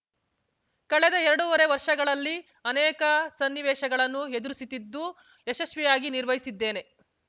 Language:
Kannada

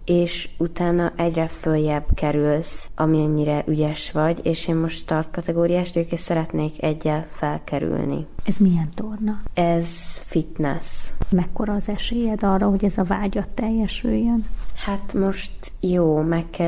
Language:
Hungarian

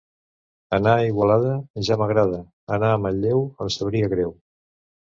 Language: Catalan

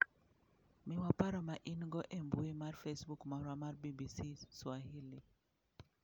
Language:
Luo (Kenya and Tanzania)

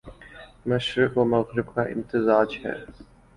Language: Urdu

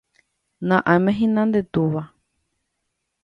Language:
Guarani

